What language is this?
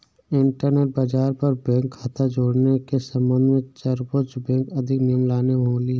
Hindi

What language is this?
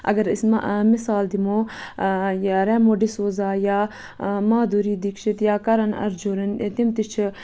Kashmiri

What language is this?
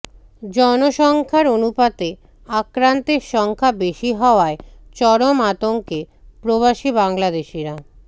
Bangla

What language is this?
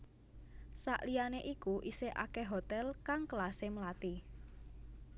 Javanese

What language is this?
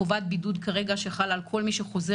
Hebrew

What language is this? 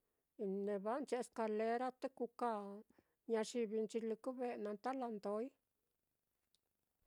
Mitlatongo Mixtec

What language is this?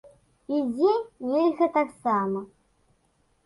Belarusian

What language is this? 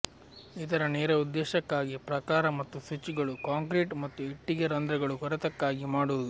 Kannada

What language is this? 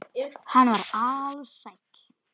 Icelandic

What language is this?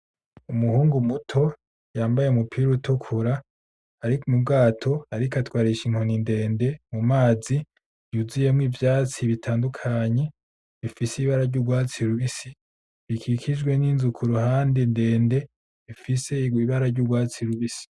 Rundi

